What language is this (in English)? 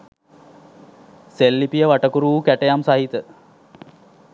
Sinhala